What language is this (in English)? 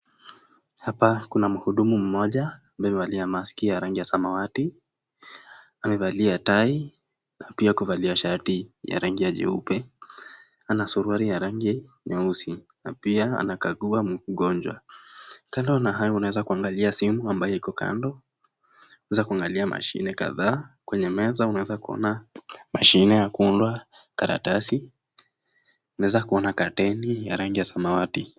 Swahili